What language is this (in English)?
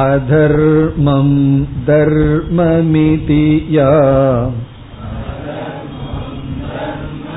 Tamil